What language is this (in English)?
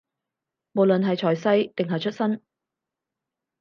Cantonese